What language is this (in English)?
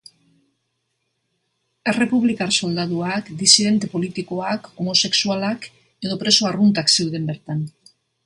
Basque